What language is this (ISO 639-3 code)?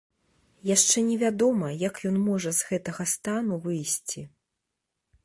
bel